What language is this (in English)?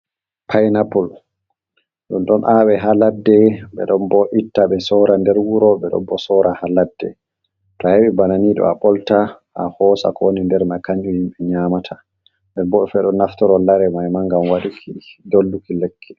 Fula